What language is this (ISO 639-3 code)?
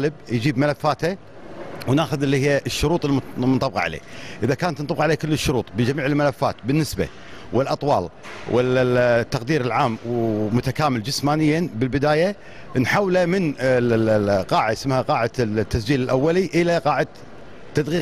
ara